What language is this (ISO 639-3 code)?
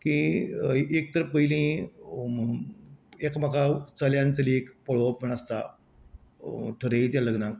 kok